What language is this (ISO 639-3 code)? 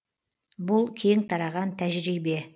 kaz